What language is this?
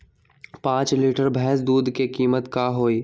Magahi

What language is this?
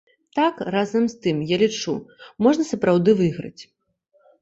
Belarusian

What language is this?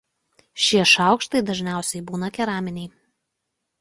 Lithuanian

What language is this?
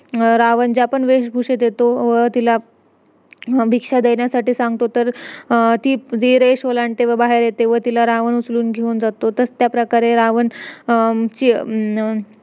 Marathi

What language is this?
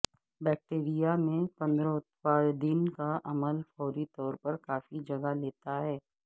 Urdu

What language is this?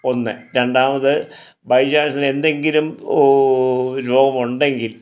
Malayalam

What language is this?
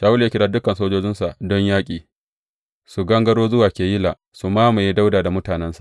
Hausa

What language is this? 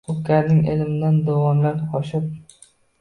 Uzbek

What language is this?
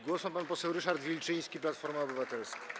Polish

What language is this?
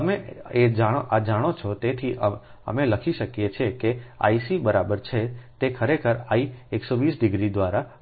Gujarati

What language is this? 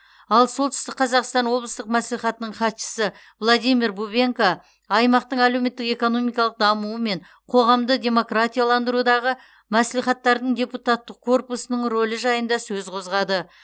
Kazakh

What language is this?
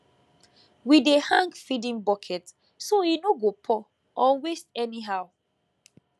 Nigerian Pidgin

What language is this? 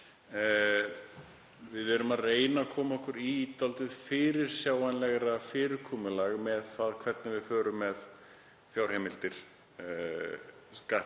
Icelandic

